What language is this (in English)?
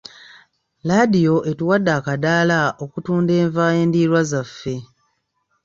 Ganda